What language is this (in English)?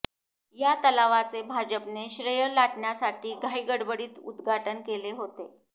Marathi